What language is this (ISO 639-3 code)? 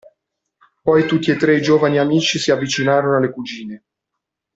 ita